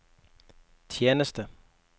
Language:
Norwegian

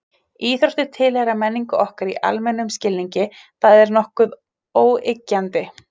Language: Icelandic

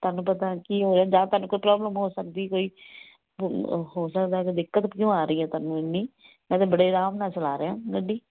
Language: Punjabi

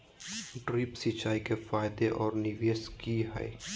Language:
Magahi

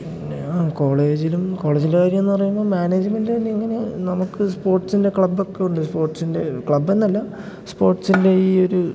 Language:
Malayalam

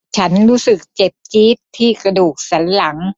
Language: Thai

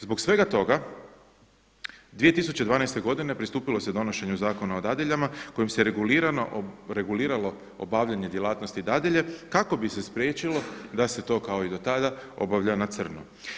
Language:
Croatian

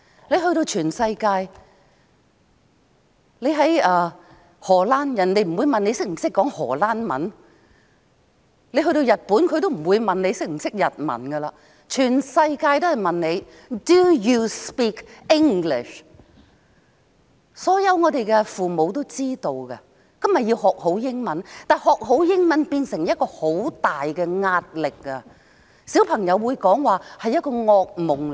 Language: Cantonese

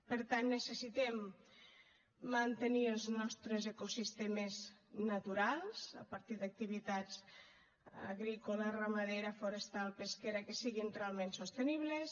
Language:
Catalan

